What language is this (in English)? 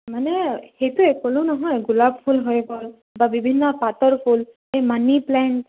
Assamese